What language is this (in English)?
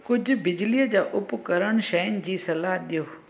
Sindhi